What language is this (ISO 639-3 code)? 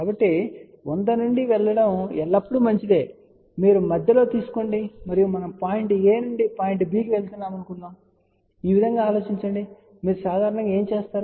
tel